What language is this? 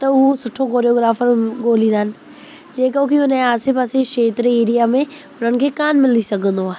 Sindhi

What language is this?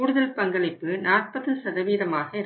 Tamil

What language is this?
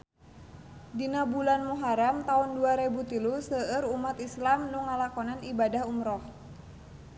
Sundanese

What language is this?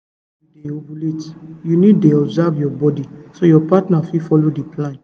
Nigerian Pidgin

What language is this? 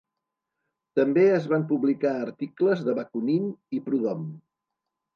Catalan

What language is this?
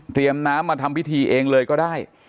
Thai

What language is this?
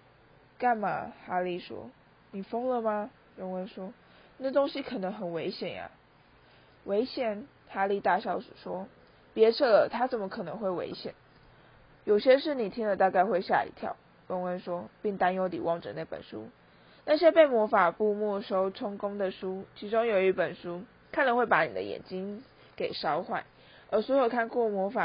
Chinese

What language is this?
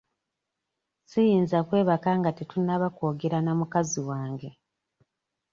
Ganda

